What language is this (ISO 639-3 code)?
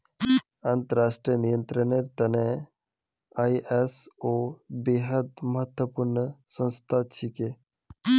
mag